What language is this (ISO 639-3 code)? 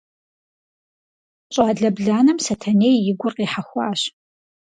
kbd